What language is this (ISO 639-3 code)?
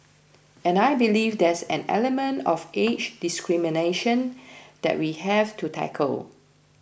eng